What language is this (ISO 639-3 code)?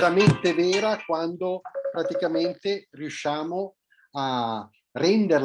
ita